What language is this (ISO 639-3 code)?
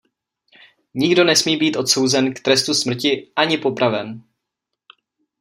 ces